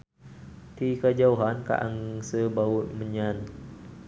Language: Sundanese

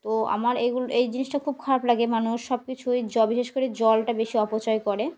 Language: Bangla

